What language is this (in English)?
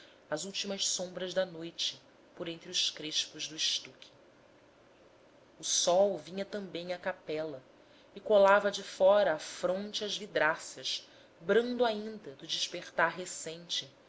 Portuguese